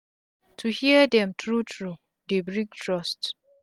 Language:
Nigerian Pidgin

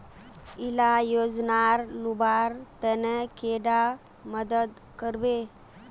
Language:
Magahi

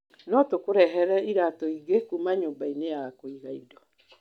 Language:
Kikuyu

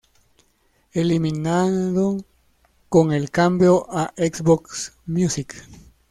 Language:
Spanish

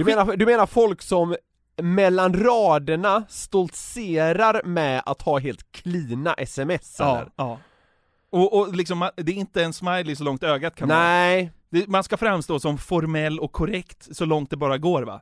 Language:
Swedish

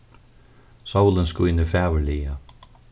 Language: Faroese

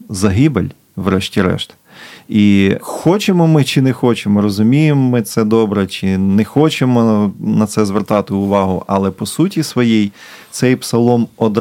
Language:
Ukrainian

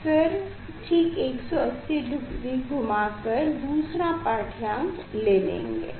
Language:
Hindi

